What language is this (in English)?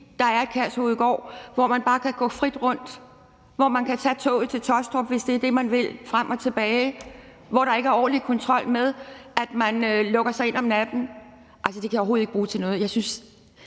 Danish